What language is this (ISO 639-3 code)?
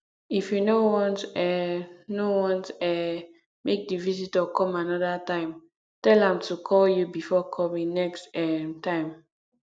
pcm